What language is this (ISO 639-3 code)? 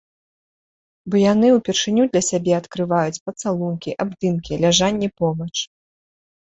bel